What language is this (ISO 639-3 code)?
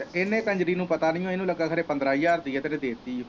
pan